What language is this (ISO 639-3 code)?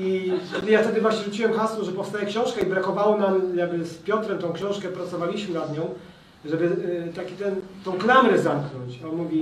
pol